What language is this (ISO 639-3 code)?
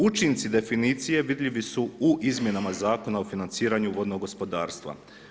hrv